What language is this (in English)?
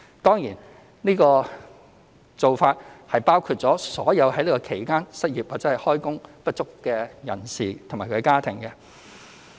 Cantonese